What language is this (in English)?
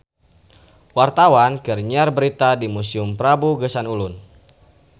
Sundanese